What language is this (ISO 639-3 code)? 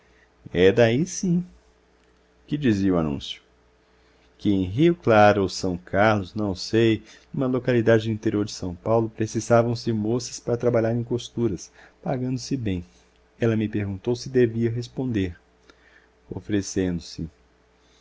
por